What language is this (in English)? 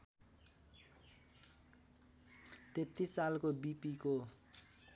Nepali